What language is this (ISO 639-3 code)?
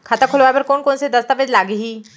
hne